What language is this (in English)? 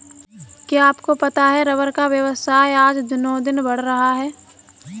Hindi